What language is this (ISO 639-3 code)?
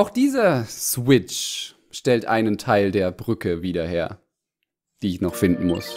deu